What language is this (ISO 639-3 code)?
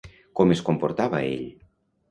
cat